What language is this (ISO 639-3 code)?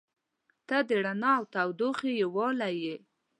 pus